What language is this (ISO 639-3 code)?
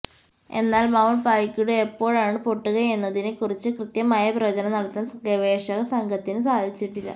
mal